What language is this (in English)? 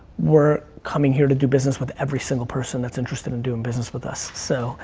English